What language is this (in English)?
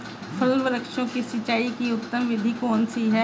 Hindi